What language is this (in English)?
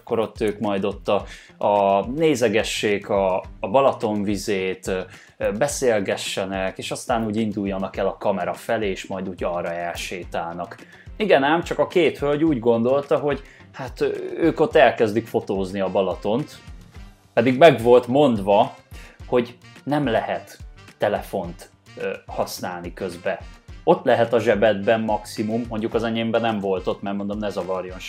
Hungarian